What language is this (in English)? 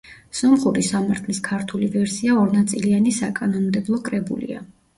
Georgian